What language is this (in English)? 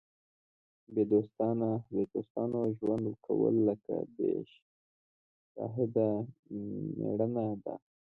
Pashto